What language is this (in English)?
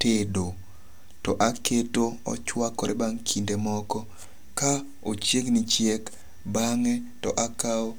Luo (Kenya and Tanzania)